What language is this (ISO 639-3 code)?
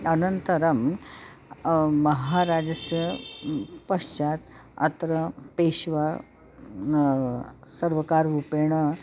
san